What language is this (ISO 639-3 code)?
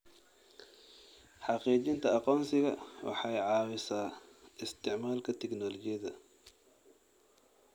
som